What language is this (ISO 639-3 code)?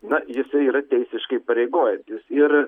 lit